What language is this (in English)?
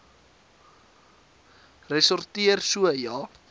Afrikaans